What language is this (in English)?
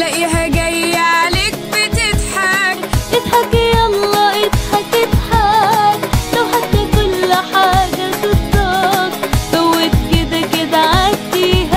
Arabic